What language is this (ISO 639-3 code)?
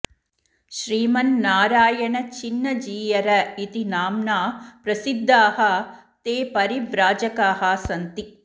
san